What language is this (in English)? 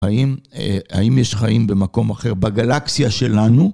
Hebrew